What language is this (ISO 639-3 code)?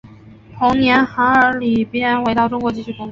zho